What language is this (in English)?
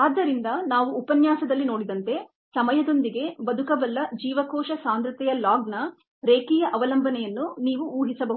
Kannada